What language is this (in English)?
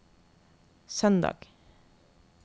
Norwegian